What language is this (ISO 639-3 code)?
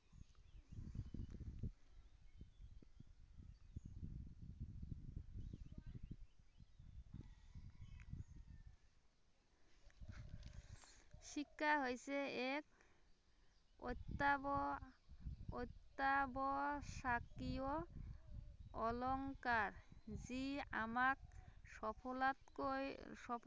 asm